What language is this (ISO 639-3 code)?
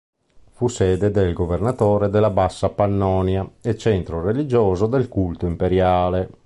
ita